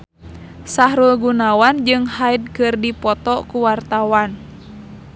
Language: Sundanese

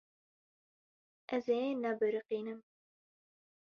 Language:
Kurdish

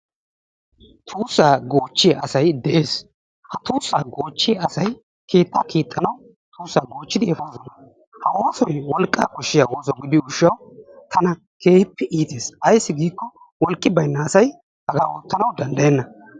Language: Wolaytta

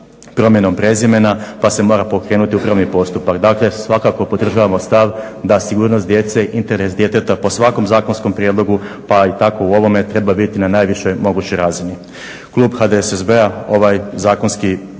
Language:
Croatian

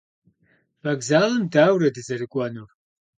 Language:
Kabardian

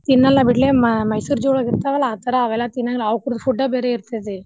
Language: Kannada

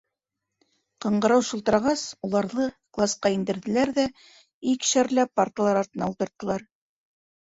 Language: Bashkir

